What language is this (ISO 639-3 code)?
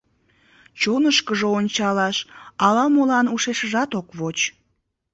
chm